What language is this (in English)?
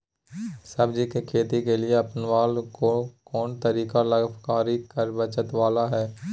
Magahi